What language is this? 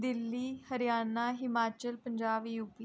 Dogri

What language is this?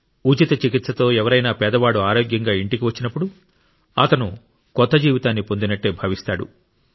Telugu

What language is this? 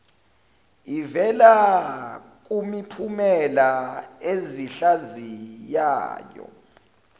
Zulu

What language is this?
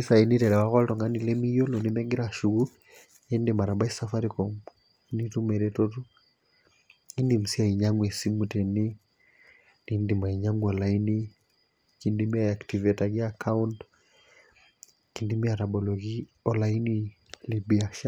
Masai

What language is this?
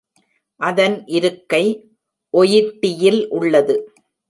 Tamil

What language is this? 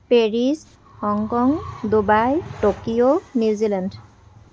Assamese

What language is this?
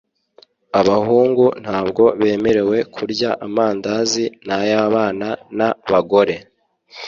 Kinyarwanda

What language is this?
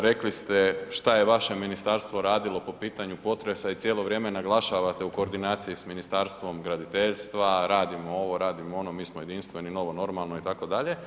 Croatian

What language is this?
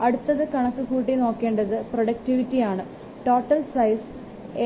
Malayalam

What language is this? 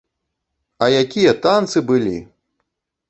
Belarusian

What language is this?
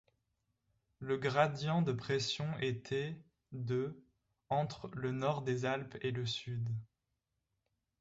French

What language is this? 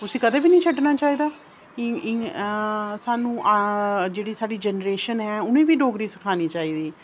Dogri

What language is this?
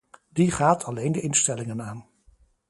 Dutch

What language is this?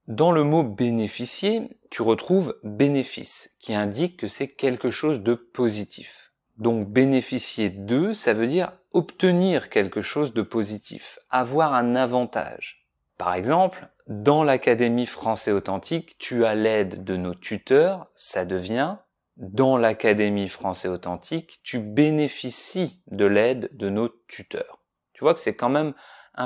French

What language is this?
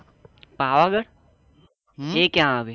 Gujarati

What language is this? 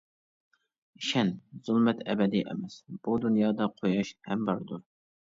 Uyghur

